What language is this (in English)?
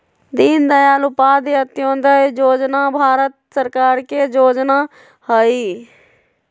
Magahi